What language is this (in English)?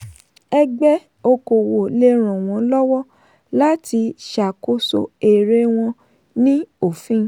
Yoruba